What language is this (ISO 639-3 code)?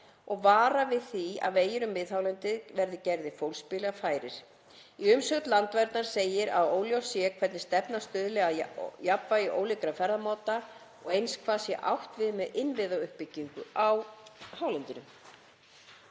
isl